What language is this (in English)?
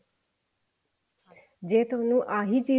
Punjabi